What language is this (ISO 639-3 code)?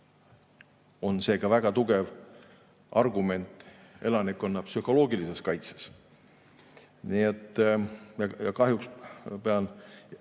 est